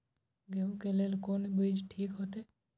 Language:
Maithili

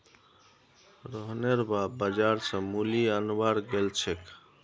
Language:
Magahi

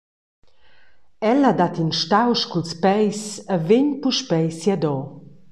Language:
Romansh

